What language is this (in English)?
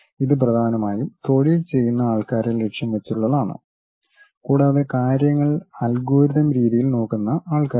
Malayalam